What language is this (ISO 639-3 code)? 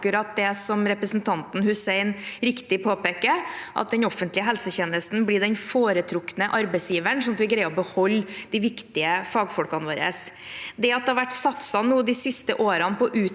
nor